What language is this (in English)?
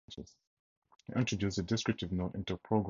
English